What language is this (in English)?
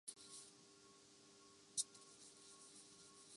Urdu